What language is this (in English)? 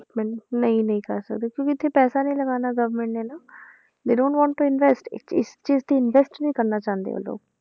Punjabi